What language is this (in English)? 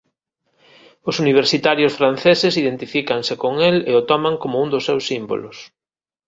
Galician